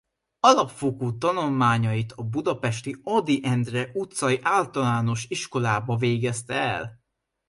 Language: Hungarian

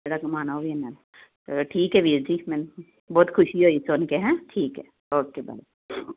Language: Punjabi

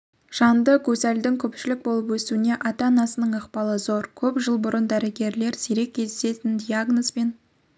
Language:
Kazakh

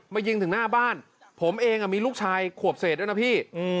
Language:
Thai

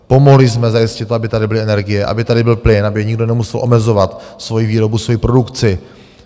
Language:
Czech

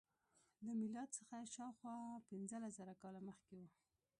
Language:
Pashto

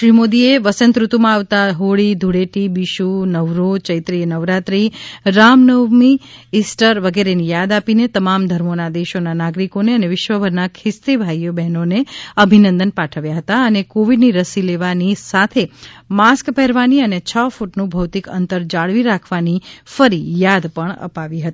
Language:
Gujarati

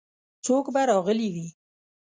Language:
Pashto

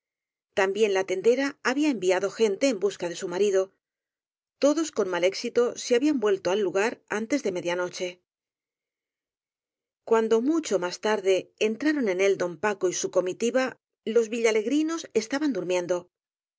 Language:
Spanish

